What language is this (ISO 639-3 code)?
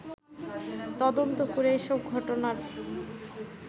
ben